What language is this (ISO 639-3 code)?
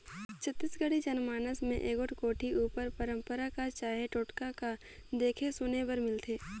hne